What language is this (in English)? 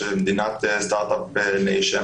Hebrew